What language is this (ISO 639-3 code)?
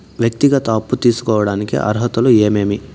tel